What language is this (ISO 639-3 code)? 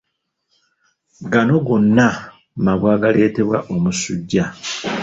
lug